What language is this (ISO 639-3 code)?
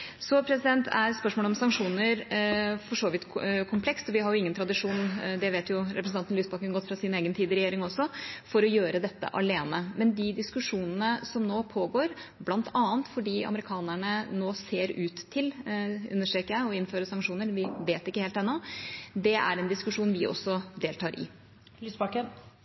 nor